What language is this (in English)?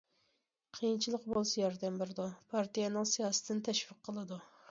Uyghur